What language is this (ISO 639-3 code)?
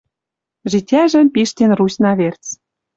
mrj